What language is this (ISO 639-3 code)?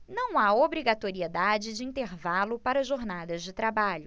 por